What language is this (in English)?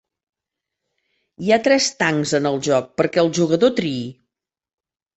Catalan